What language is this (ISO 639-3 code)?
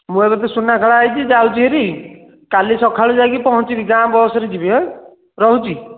ori